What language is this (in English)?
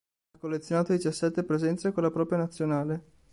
Italian